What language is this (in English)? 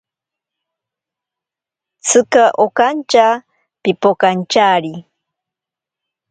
Ashéninka Perené